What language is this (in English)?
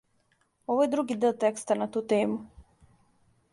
Serbian